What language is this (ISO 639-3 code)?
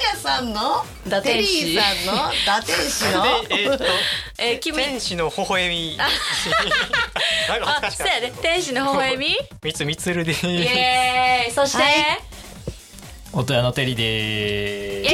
jpn